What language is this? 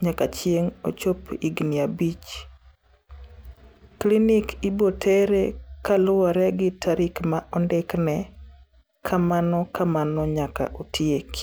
Luo (Kenya and Tanzania)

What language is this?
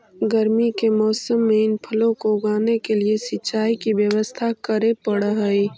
Magahi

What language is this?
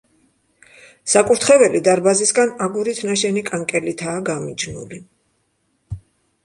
Georgian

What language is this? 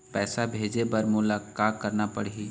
Chhattisgarhi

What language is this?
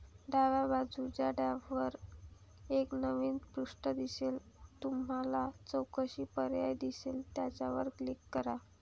Marathi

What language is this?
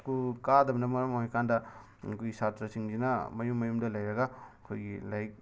Manipuri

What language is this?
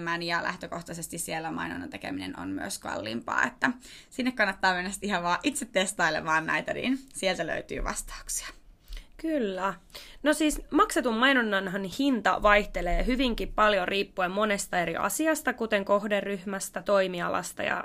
Finnish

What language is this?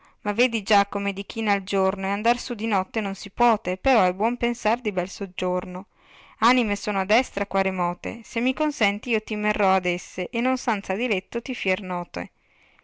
Italian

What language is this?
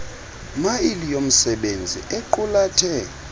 Xhosa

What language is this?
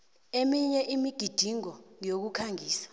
South Ndebele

